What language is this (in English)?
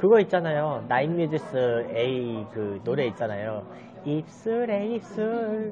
Korean